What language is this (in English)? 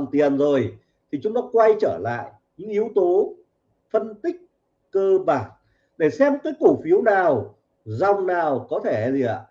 Vietnamese